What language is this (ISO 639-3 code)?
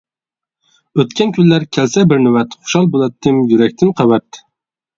uig